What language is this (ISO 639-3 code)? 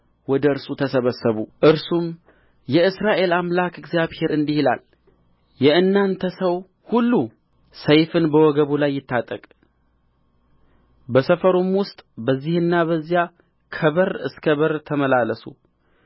amh